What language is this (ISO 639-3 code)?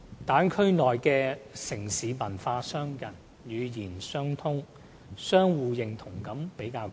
yue